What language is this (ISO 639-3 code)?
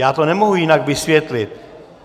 ces